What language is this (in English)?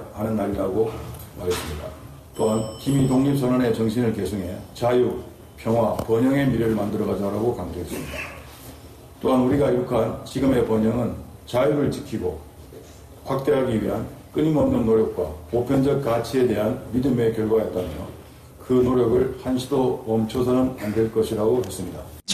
Korean